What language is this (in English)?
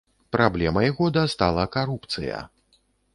Belarusian